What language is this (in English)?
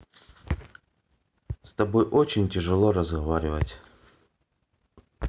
Russian